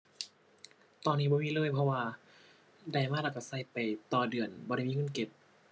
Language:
Thai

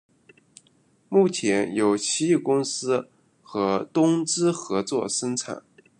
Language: Chinese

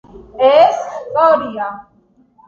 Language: Georgian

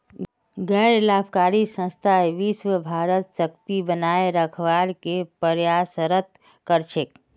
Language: Magahi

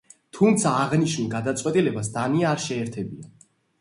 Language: Georgian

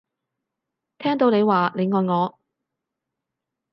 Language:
Cantonese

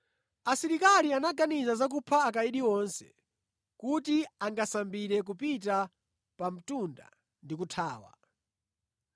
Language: Nyanja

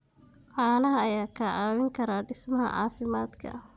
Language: Somali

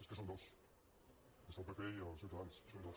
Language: Catalan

